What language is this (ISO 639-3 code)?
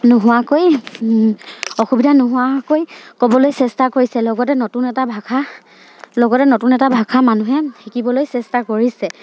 asm